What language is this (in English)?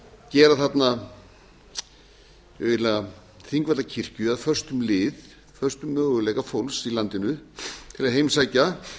Icelandic